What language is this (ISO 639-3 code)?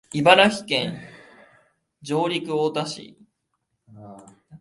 jpn